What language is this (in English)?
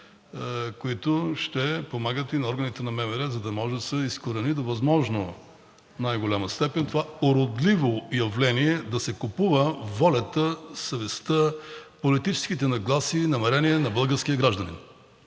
Bulgarian